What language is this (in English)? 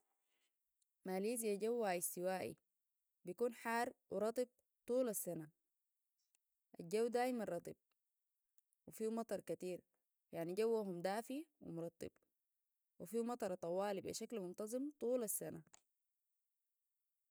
Sudanese Arabic